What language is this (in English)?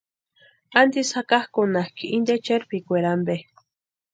Western Highland Purepecha